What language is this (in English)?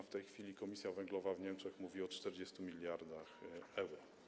Polish